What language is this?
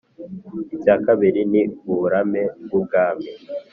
Kinyarwanda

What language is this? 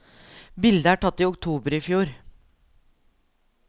Norwegian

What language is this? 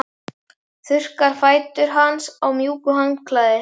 Icelandic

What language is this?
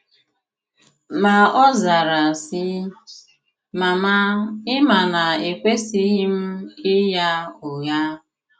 Igbo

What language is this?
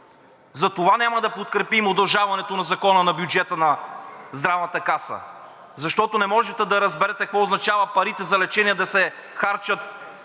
Bulgarian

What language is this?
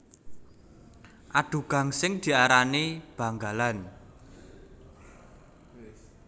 Javanese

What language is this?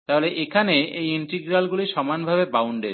Bangla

